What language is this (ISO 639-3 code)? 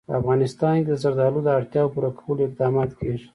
pus